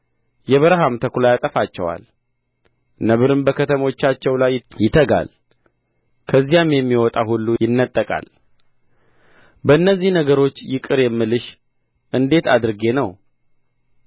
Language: Amharic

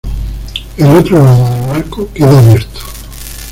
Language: Spanish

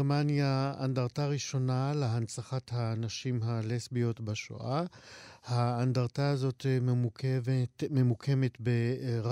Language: Hebrew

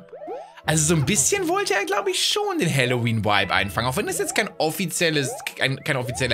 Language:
German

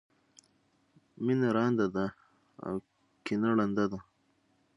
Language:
Pashto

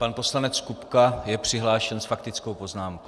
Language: Czech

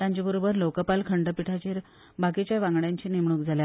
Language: Konkani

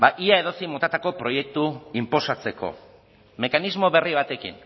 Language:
Basque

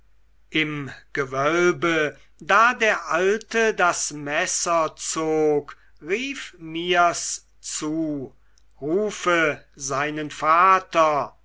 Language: German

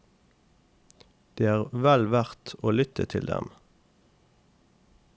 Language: Norwegian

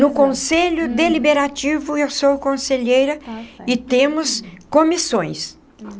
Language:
Portuguese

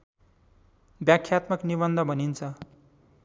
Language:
Nepali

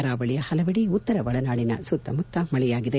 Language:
Kannada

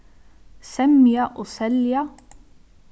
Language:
Faroese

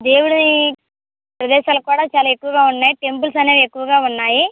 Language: Telugu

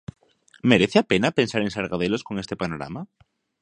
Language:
Galician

